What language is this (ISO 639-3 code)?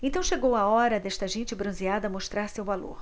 por